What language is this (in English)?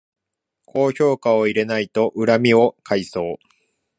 Japanese